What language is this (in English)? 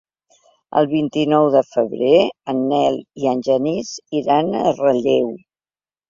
Catalan